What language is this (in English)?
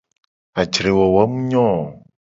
Gen